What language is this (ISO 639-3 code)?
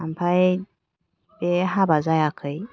brx